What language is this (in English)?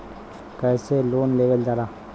Bhojpuri